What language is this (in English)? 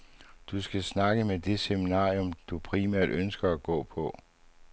Danish